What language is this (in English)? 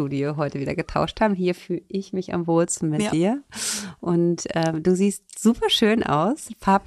German